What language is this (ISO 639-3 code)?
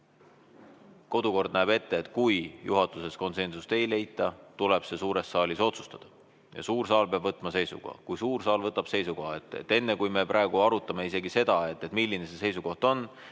est